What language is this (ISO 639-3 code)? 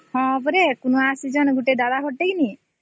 ori